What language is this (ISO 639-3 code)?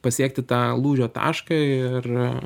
lit